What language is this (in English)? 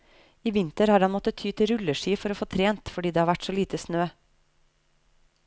Norwegian